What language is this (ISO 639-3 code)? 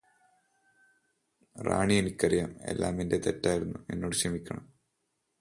mal